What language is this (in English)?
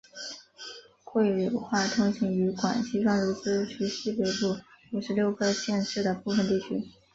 Chinese